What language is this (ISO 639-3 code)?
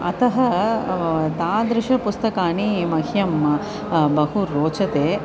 san